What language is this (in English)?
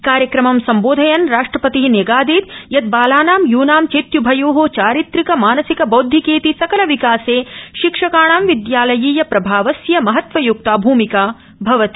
Sanskrit